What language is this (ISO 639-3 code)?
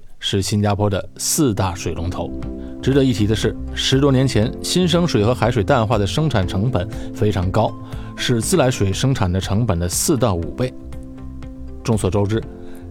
zho